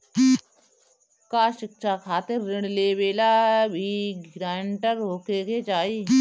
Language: Bhojpuri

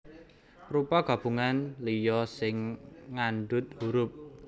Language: Javanese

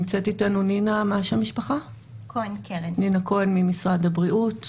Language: Hebrew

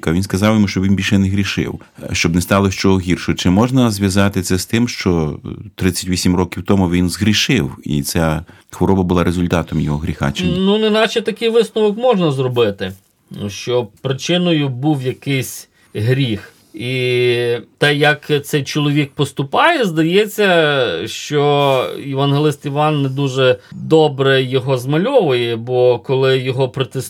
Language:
Ukrainian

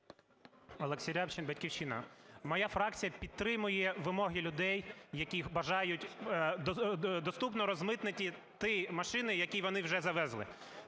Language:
Ukrainian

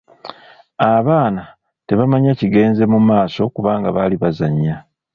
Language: Ganda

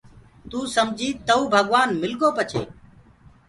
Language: Gurgula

